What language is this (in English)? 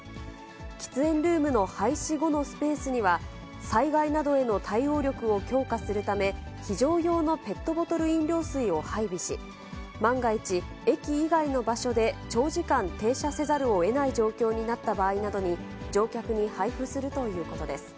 Japanese